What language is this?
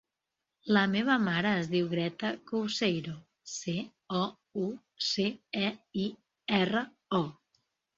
Catalan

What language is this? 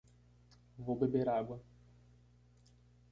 Portuguese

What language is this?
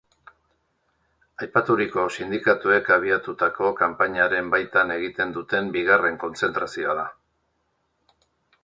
Basque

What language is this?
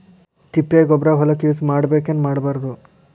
Kannada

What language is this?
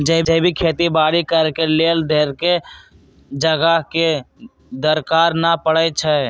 Magahi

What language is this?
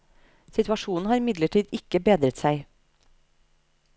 Norwegian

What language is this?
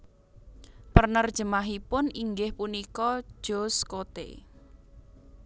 Javanese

